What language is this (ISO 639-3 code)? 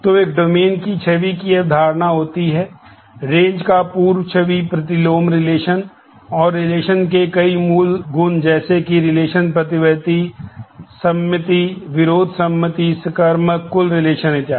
hin